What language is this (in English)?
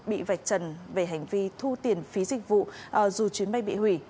Vietnamese